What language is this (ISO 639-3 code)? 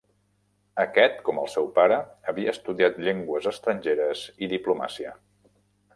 cat